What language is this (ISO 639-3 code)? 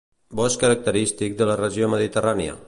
cat